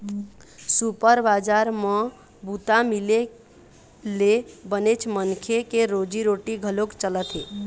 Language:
Chhattisgarhi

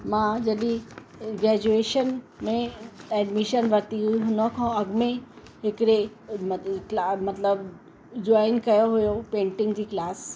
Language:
Sindhi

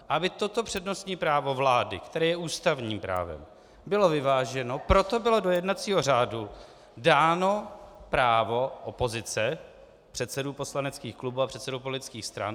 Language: Czech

